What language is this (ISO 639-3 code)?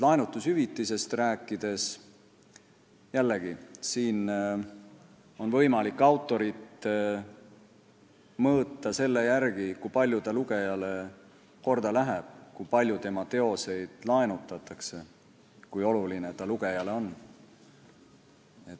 est